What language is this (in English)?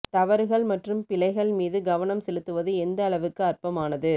Tamil